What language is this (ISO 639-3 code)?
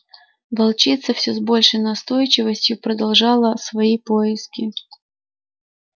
rus